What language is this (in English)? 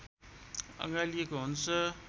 Nepali